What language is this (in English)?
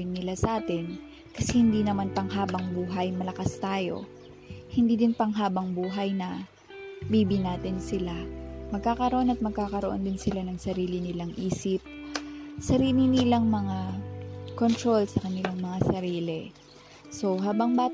Filipino